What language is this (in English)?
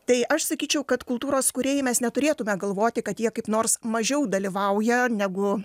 Lithuanian